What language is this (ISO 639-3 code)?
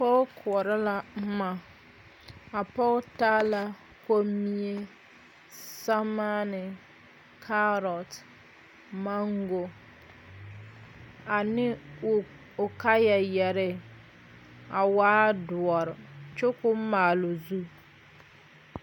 dga